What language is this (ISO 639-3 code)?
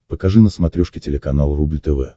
rus